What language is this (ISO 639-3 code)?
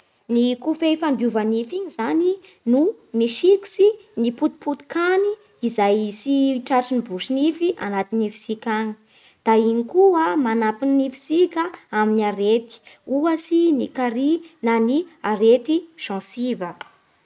bhr